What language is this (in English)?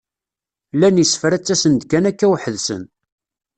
Kabyle